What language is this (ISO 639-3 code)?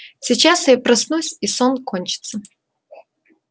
rus